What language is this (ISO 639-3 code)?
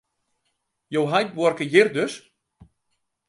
fry